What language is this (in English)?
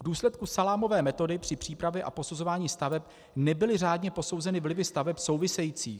Czech